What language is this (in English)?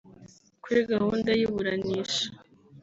Kinyarwanda